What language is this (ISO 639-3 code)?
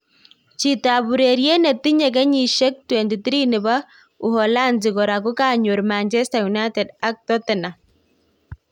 kln